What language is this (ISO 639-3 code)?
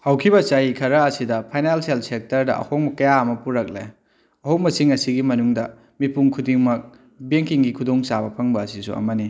mni